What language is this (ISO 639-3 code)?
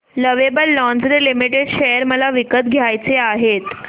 mar